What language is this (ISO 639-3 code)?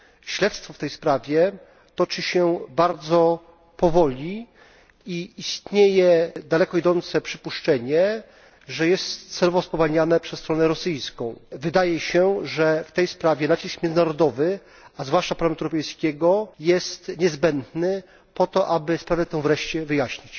pol